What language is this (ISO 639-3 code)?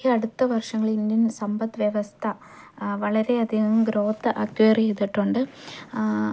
mal